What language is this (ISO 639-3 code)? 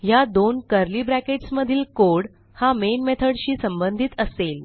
mar